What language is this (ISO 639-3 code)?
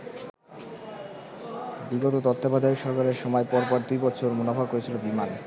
ben